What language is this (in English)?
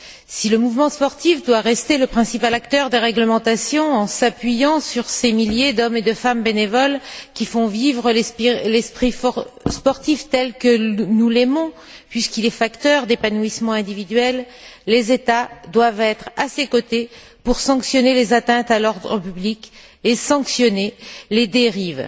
French